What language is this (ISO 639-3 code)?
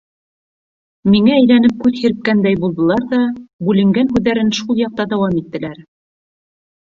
bak